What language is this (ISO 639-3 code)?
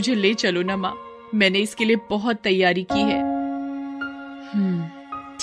hin